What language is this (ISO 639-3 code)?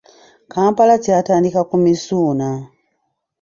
lug